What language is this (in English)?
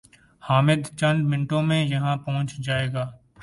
Urdu